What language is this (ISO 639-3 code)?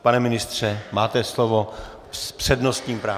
ces